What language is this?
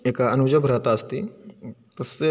Sanskrit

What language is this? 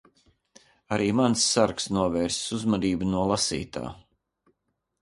Latvian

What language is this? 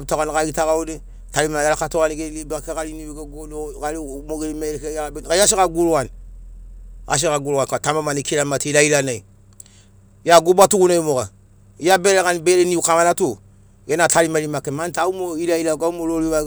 Sinaugoro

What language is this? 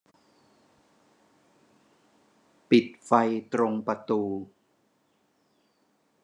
Thai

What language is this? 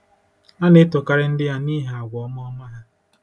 Igbo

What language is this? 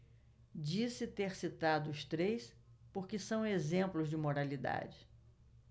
Portuguese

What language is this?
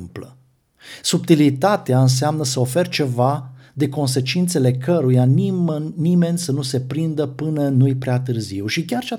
Romanian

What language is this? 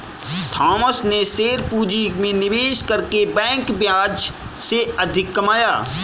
Hindi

